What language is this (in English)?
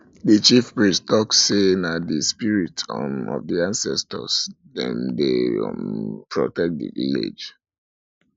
Nigerian Pidgin